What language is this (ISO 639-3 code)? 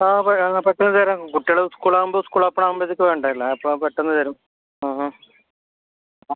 mal